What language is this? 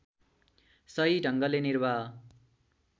Nepali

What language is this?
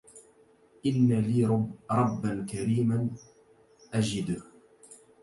Arabic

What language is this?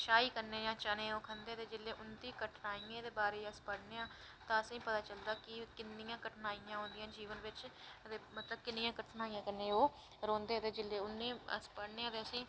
Dogri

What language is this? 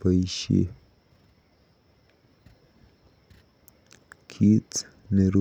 Kalenjin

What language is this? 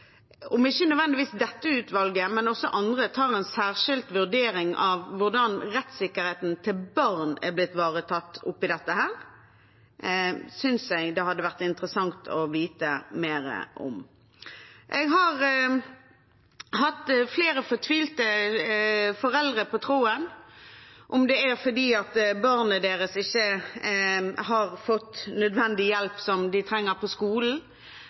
Norwegian Bokmål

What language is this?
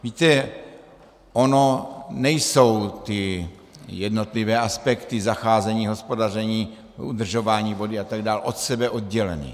Czech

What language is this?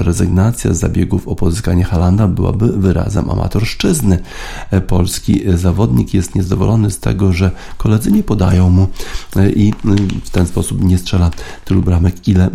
Polish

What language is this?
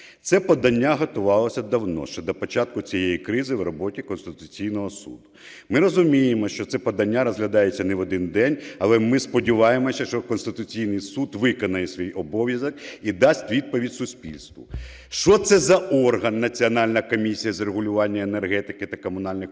Ukrainian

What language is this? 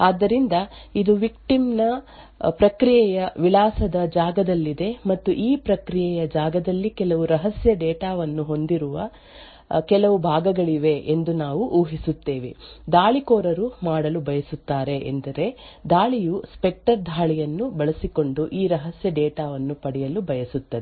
Kannada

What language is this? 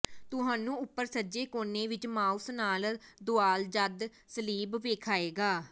Punjabi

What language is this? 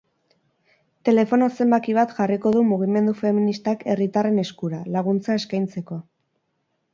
Basque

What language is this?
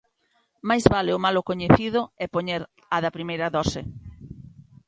Galician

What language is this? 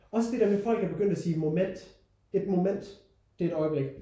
Danish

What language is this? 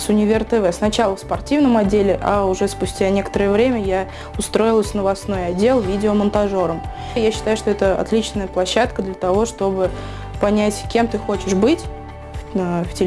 Russian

